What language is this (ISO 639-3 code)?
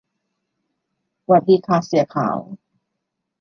tha